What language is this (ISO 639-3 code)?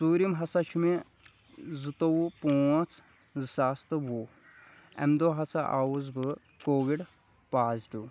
kas